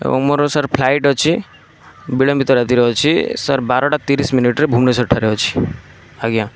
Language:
Odia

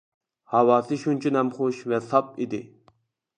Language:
Uyghur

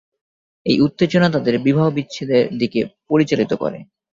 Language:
Bangla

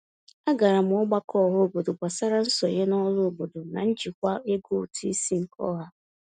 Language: Igbo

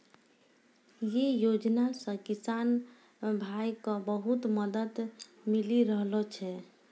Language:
Maithili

